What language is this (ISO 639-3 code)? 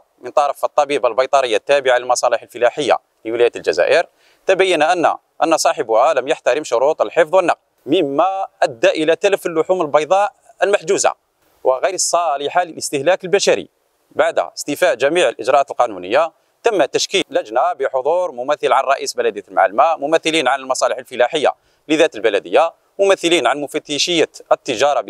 ara